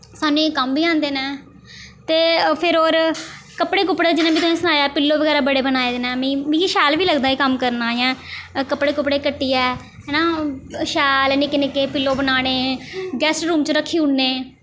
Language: Dogri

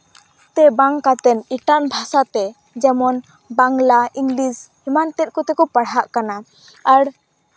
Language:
Santali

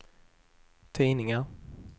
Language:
Swedish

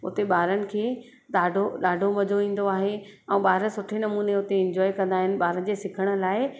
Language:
Sindhi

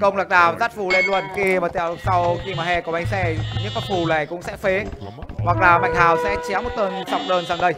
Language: Vietnamese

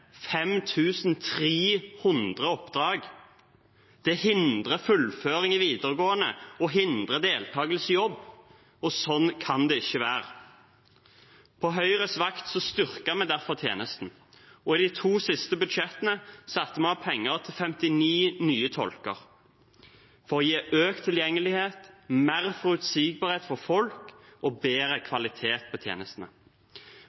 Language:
Norwegian Bokmål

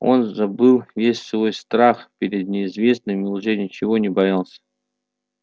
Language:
Russian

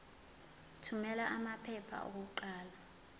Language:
Zulu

